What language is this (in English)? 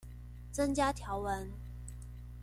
Chinese